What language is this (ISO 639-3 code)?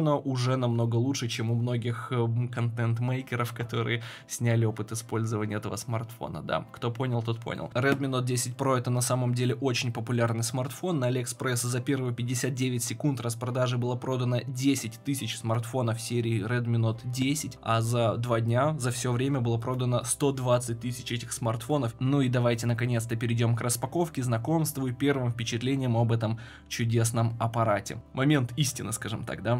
rus